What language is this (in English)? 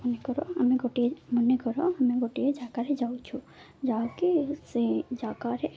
Odia